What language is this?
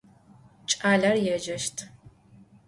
Adyghe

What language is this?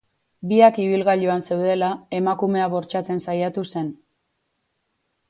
Basque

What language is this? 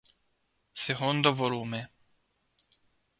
Italian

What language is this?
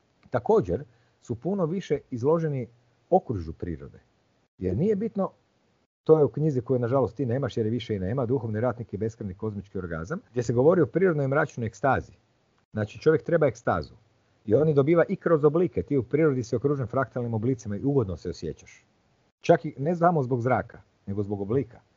Croatian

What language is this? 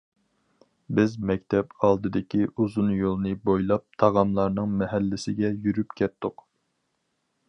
Uyghur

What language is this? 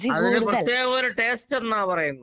Malayalam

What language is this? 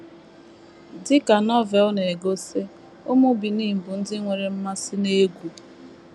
Igbo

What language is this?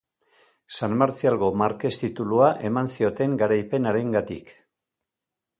Basque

